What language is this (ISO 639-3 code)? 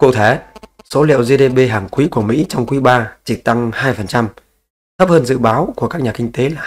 vie